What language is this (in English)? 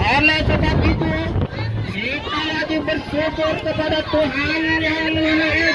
Indonesian